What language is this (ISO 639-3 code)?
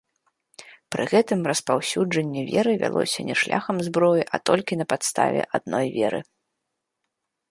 bel